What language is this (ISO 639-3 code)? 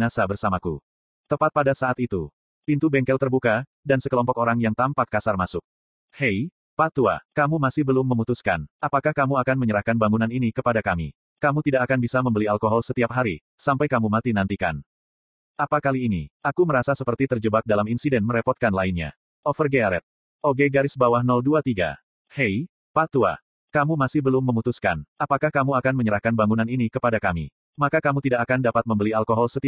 ind